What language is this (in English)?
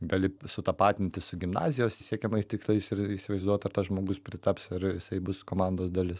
Lithuanian